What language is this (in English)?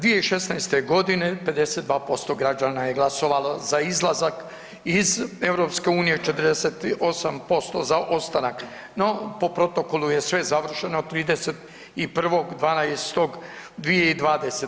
Croatian